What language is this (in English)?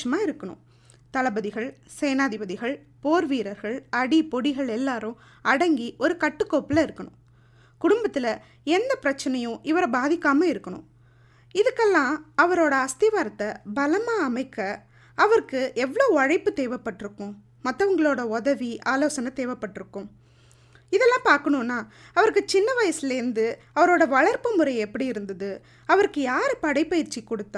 Tamil